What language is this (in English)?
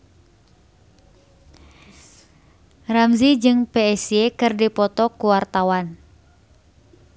Sundanese